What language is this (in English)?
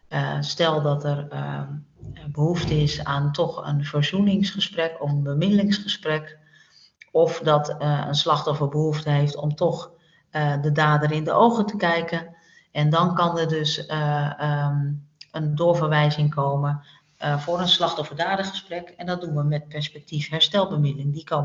Dutch